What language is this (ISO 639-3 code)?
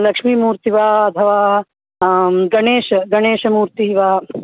san